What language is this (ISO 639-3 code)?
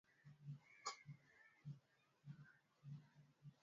swa